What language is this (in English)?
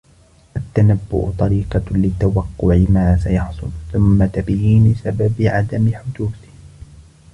Arabic